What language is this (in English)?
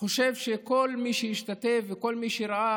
Hebrew